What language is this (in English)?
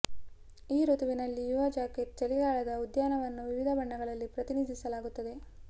Kannada